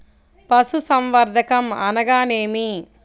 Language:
Telugu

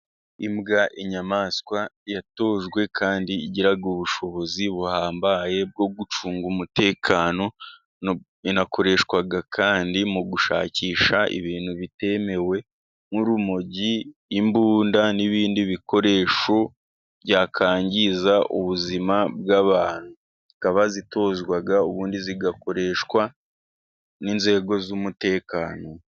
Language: Kinyarwanda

